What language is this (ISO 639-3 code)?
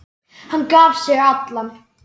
isl